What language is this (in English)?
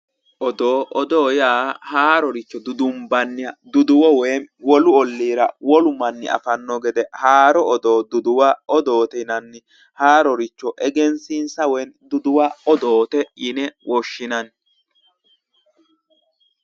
Sidamo